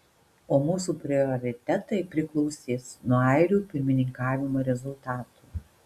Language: Lithuanian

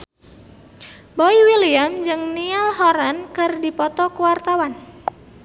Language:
Sundanese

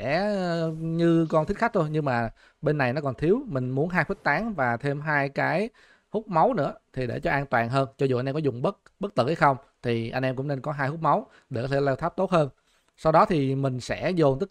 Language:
Vietnamese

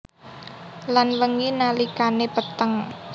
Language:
Javanese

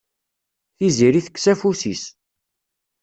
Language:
Kabyle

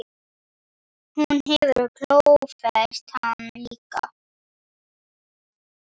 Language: Icelandic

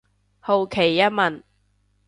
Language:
Cantonese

